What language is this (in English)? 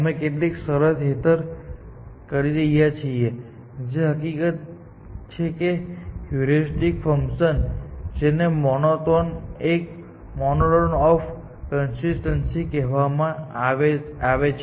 Gujarati